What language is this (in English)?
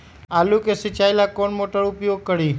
Magahi